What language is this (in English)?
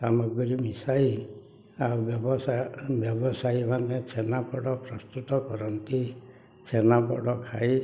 Odia